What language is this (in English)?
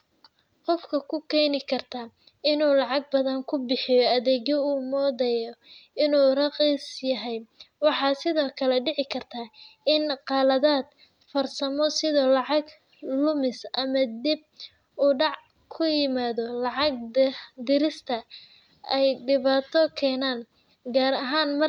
Somali